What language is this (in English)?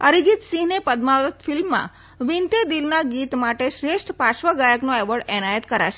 Gujarati